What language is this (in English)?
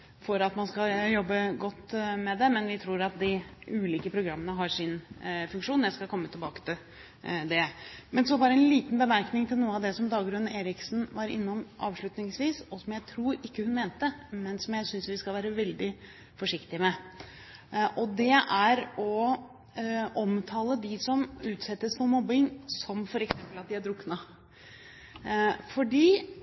Norwegian Bokmål